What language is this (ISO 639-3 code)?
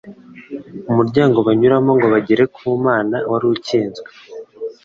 kin